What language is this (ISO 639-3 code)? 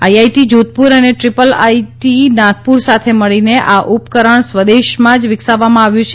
guj